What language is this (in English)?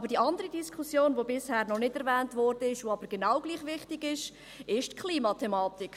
Swiss German